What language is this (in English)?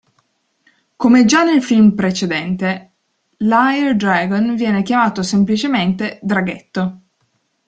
Italian